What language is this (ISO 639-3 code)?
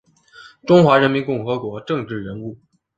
zho